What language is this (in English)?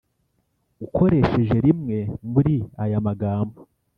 Kinyarwanda